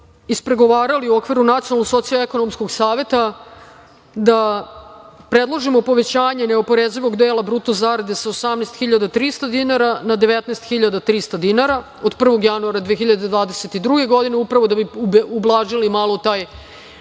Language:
Serbian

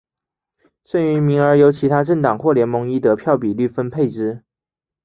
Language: Chinese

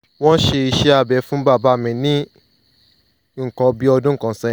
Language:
Yoruba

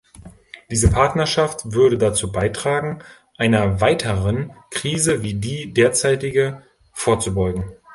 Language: German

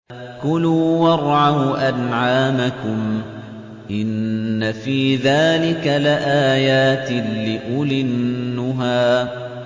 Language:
Arabic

